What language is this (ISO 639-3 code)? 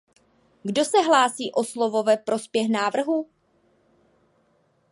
ces